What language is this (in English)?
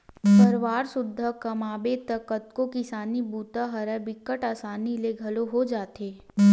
Chhattisgarhi